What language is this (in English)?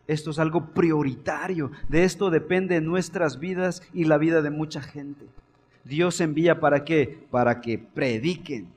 Spanish